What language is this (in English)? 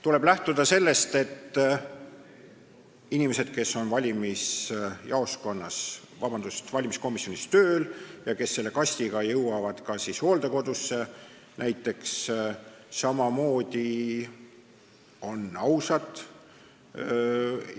Estonian